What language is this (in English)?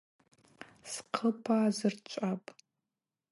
Abaza